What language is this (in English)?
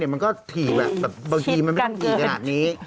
Thai